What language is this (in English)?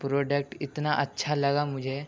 Urdu